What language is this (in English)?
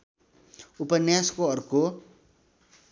Nepali